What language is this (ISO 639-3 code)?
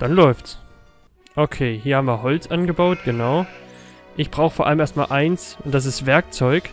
deu